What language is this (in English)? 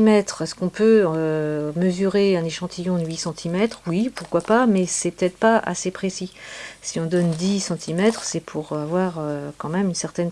French